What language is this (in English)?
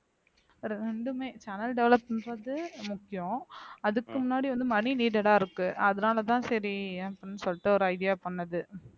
Tamil